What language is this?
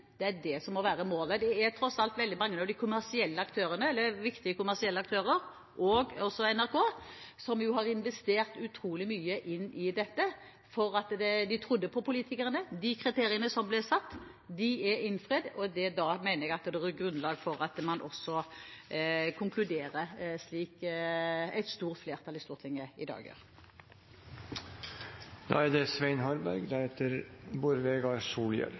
Norwegian Bokmål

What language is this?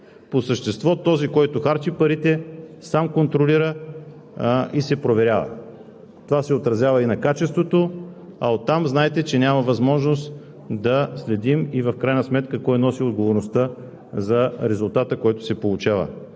Bulgarian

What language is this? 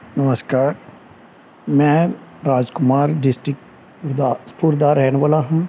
Punjabi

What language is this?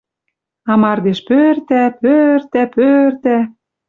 Western Mari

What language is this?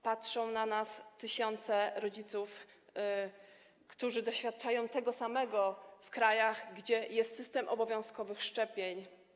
Polish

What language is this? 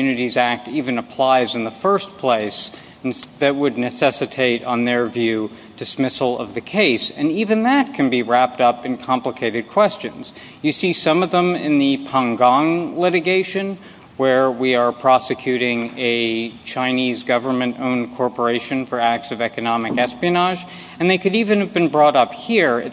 English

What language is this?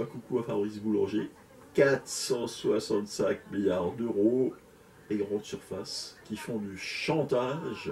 French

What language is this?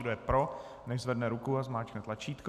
Czech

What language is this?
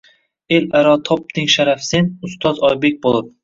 Uzbek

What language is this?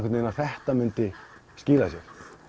Icelandic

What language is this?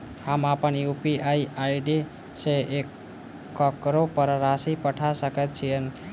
Maithili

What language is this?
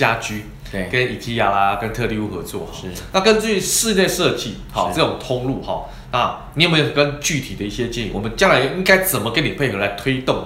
Chinese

